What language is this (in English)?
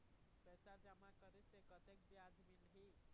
Chhattisgarhi